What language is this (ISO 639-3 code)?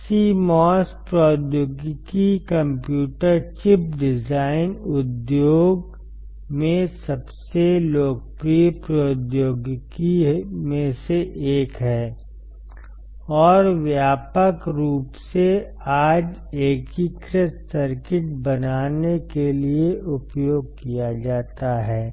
hin